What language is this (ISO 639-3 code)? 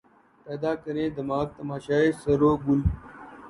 urd